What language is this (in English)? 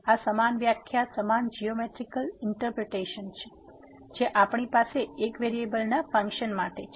Gujarati